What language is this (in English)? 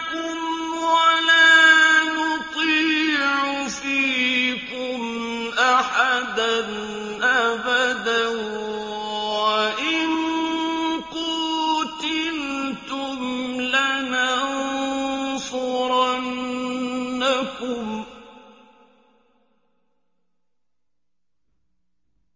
Arabic